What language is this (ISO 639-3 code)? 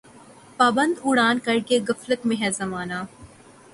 urd